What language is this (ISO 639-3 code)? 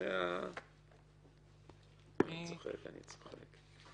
heb